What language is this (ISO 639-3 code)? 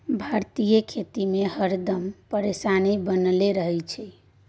mai